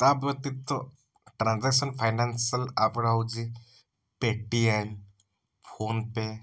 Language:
Odia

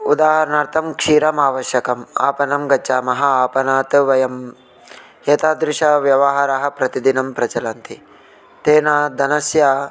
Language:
Sanskrit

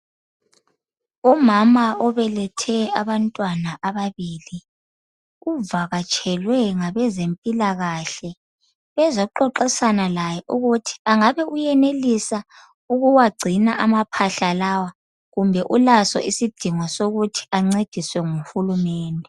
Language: North Ndebele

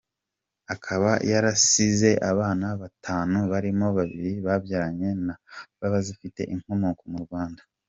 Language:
Kinyarwanda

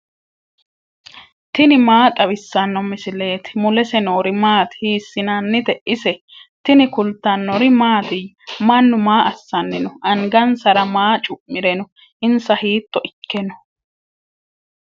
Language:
Sidamo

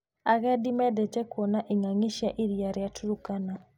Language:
Kikuyu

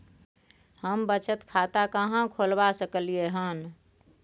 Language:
Maithili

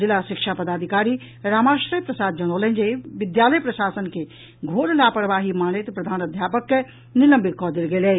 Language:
Maithili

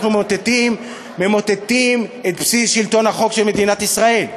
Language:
Hebrew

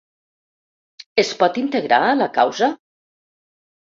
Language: Catalan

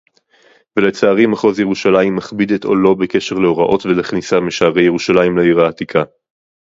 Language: Hebrew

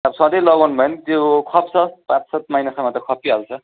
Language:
Nepali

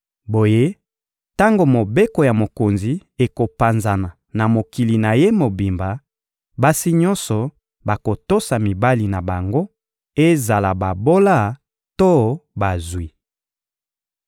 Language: Lingala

